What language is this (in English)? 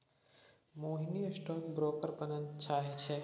Maithili